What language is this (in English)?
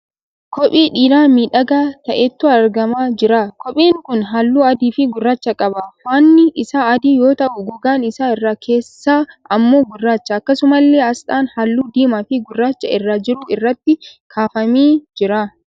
Oromo